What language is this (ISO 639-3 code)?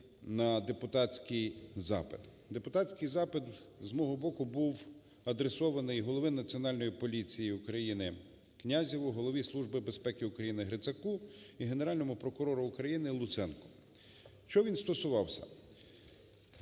ukr